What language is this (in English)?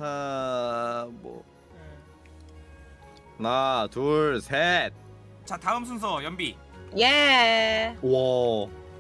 Korean